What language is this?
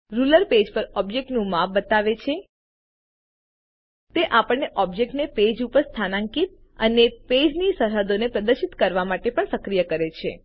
Gujarati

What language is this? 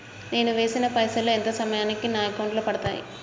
Telugu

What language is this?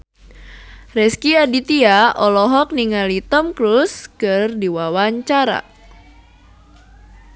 Sundanese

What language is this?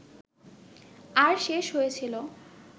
Bangla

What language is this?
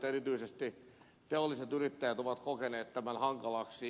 Finnish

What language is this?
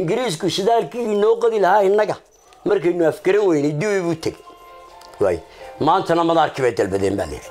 Arabic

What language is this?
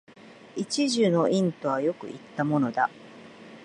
Japanese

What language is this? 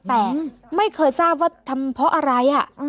Thai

